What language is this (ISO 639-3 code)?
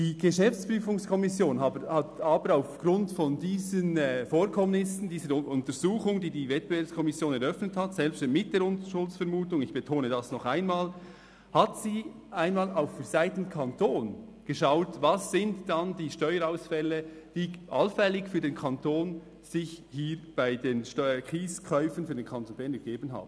gsw